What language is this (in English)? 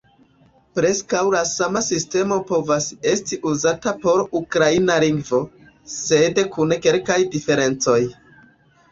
Esperanto